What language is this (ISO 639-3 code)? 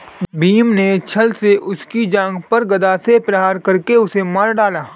hin